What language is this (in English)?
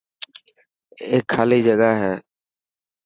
Dhatki